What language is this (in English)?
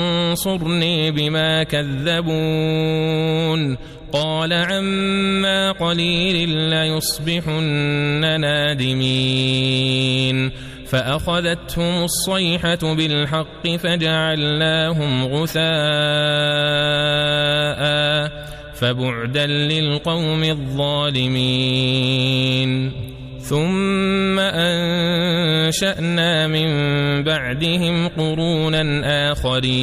Arabic